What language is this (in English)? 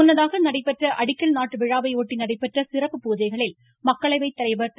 Tamil